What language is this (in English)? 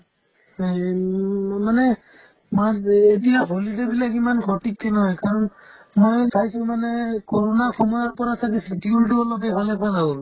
Assamese